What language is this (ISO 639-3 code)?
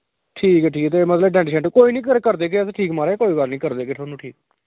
doi